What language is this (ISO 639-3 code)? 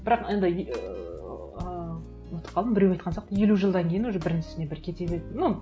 kaz